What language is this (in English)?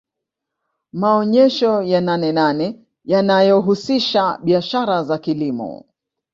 Swahili